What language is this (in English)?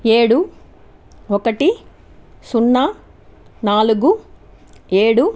Telugu